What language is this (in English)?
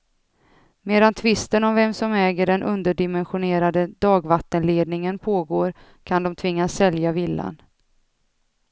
Swedish